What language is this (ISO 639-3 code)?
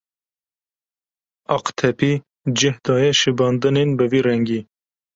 kur